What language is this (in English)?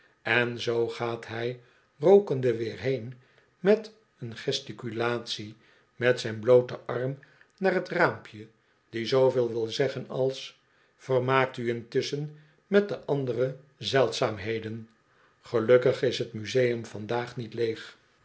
Dutch